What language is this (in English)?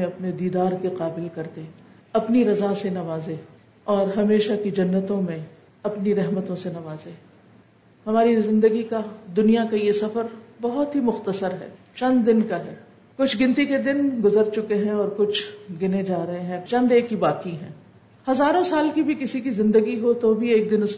Urdu